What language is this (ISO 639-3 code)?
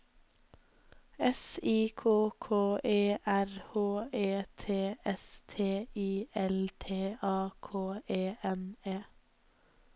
nor